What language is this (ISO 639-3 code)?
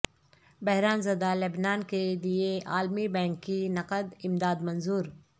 urd